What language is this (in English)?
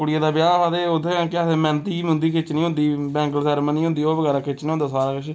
Dogri